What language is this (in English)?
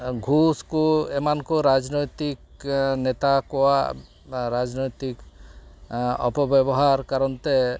Santali